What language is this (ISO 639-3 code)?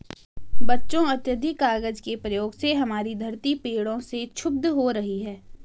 hin